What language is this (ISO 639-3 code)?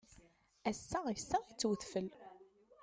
kab